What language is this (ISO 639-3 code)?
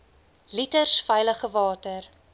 afr